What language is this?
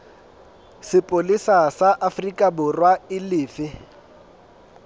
Southern Sotho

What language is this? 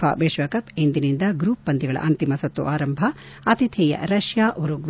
Kannada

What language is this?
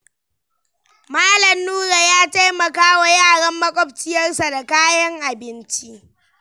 Hausa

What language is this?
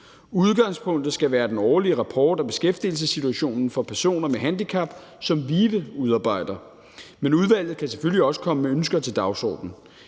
Danish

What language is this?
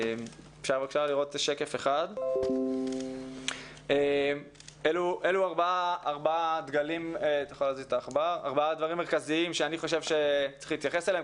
Hebrew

